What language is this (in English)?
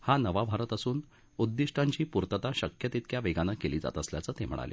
Marathi